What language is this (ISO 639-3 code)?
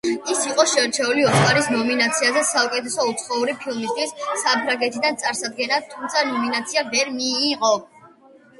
kat